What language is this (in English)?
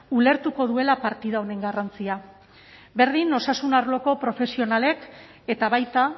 Basque